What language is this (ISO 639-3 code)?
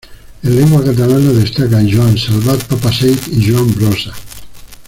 spa